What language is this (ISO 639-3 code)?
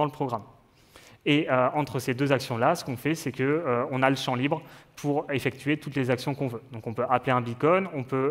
fra